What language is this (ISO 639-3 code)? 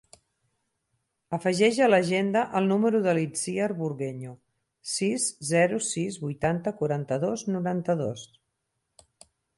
cat